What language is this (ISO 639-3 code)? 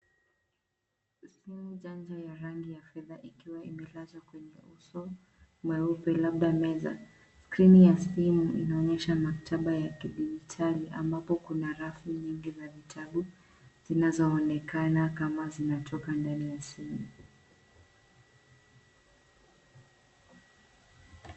swa